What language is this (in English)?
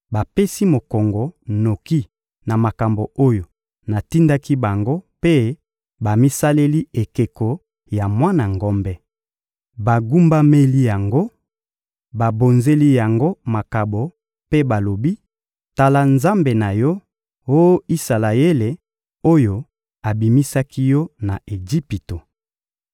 Lingala